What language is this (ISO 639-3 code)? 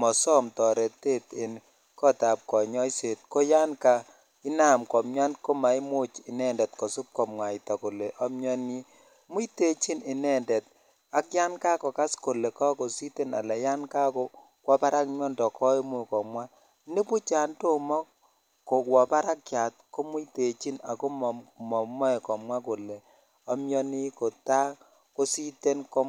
kln